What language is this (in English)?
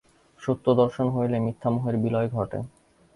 Bangla